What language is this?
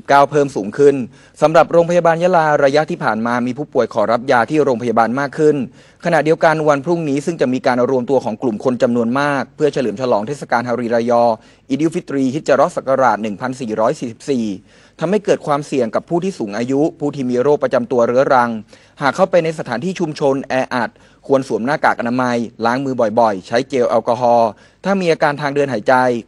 Thai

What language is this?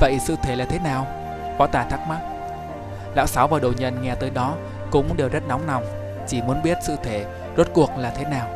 Vietnamese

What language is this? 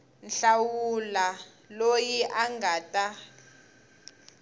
Tsonga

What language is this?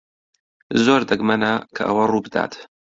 Central Kurdish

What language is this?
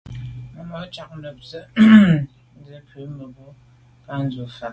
Medumba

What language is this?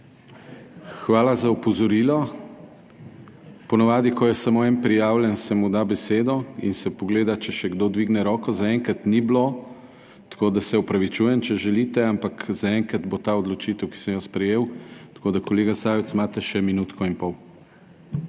Slovenian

